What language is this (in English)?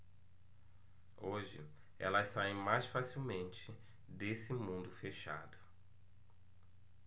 Portuguese